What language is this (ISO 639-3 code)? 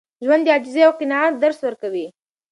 pus